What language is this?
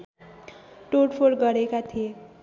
Nepali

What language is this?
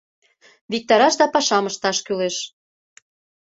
Mari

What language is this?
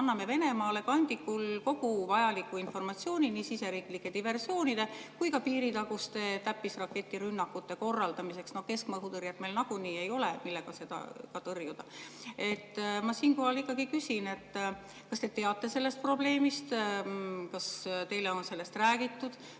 Estonian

